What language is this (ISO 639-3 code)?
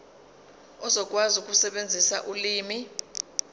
zul